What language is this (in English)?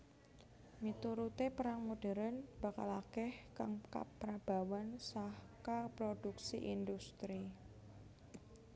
Javanese